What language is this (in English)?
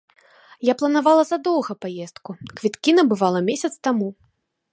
Belarusian